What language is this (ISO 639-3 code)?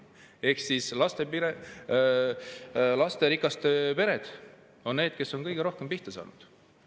est